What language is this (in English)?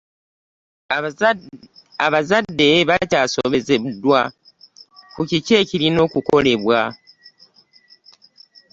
Ganda